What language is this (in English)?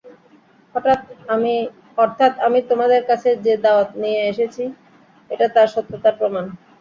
Bangla